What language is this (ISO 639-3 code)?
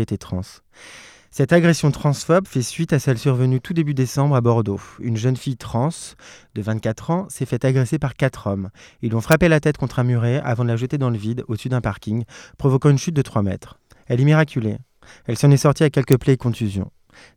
fra